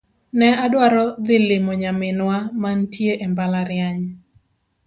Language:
Luo (Kenya and Tanzania)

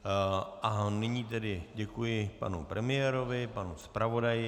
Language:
Czech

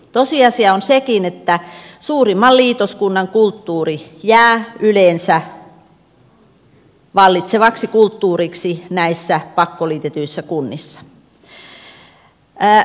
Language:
Finnish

